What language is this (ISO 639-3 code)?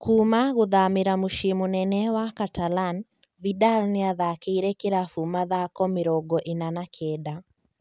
kik